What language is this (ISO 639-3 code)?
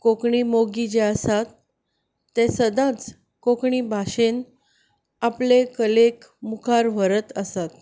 kok